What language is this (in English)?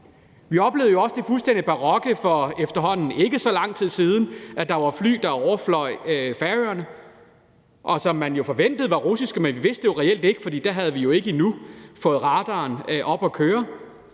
Danish